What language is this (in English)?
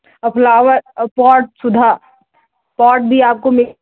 Hindi